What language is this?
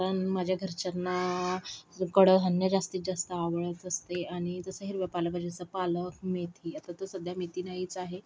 Marathi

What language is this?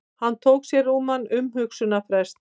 Icelandic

